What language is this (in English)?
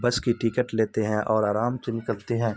Urdu